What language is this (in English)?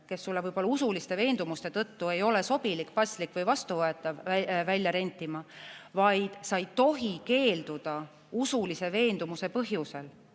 Estonian